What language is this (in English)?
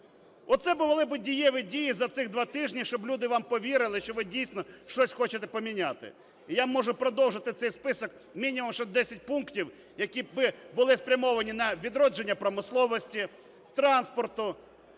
Ukrainian